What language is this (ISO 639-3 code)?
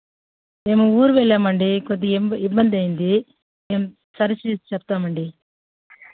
tel